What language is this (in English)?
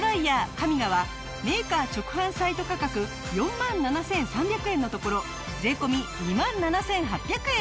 Japanese